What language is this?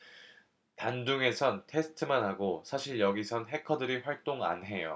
Korean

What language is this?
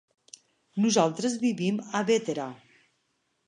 Catalan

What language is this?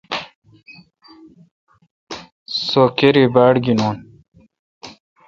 Kalkoti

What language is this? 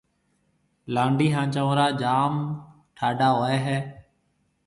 Marwari (Pakistan)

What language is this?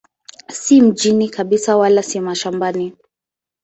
Swahili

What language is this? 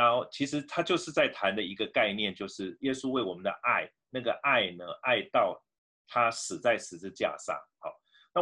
Chinese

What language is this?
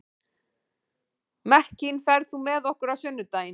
Icelandic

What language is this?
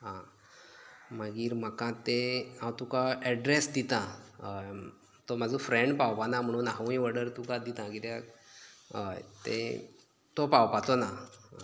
Konkani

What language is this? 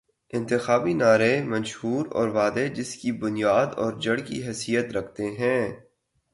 Urdu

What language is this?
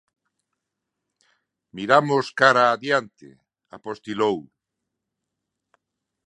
Galician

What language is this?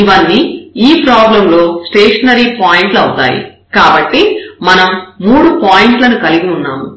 Telugu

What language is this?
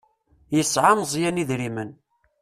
Kabyle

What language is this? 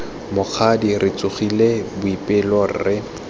Tswana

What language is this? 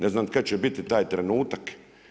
Croatian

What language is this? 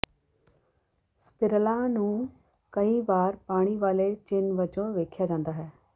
Punjabi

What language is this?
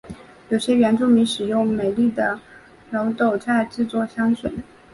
Chinese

